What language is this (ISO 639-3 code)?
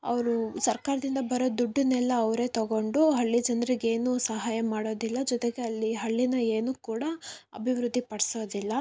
kan